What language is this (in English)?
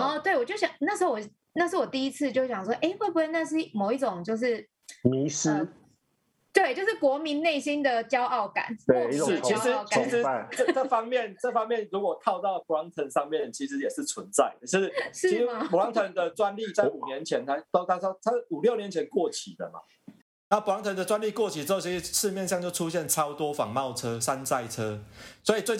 Chinese